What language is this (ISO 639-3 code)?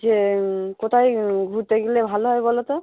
ben